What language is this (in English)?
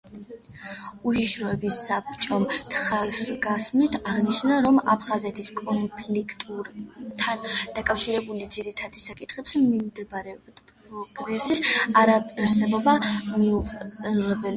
Georgian